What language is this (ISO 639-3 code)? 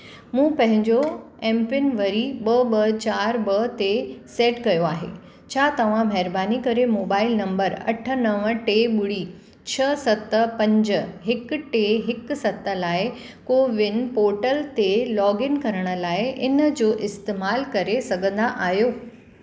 snd